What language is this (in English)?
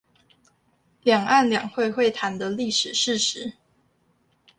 Chinese